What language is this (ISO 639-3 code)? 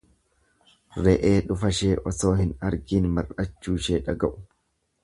orm